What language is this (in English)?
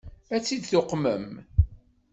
Kabyle